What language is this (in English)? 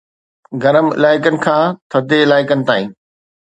Sindhi